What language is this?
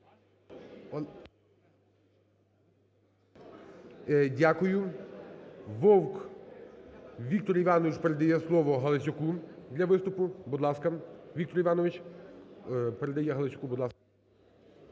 Ukrainian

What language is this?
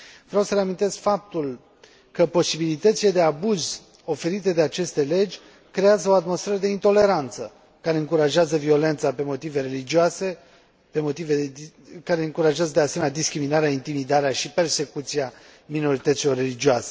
Romanian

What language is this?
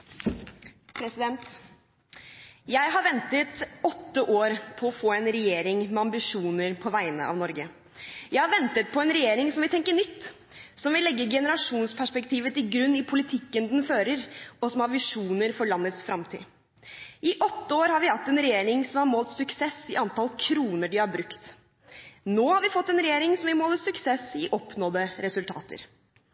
Norwegian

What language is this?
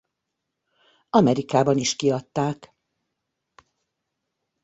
Hungarian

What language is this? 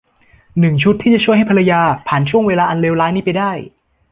Thai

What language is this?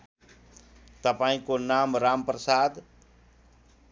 Nepali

